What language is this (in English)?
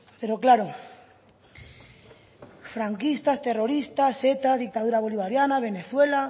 Spanish